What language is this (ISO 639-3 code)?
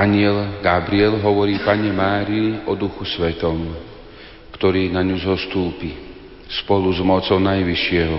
slk